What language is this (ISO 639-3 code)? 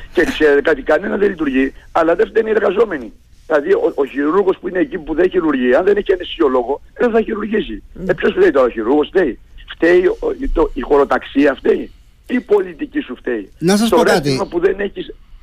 ell